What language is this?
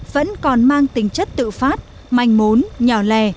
Vietnamese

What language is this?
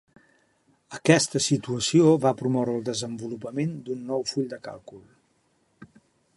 Catalan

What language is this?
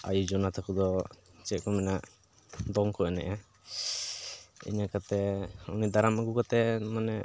Santali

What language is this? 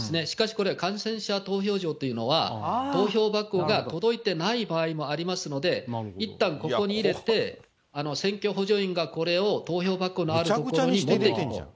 Japanese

